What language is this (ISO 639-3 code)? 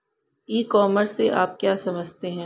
hin